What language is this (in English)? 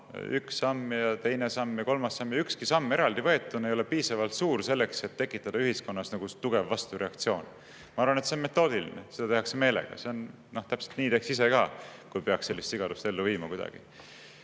Estonian